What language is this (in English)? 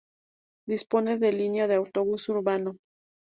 Spanish